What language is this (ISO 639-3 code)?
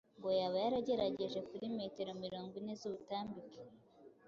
kin